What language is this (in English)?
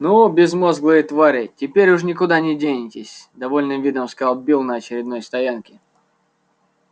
Russian